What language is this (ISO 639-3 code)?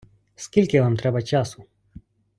ukr